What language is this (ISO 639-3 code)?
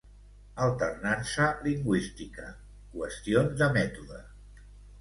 cat